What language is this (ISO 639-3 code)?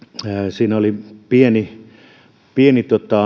fin